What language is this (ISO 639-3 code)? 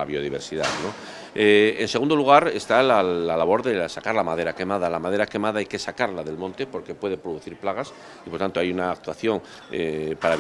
spa